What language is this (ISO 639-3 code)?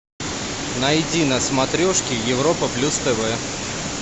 rus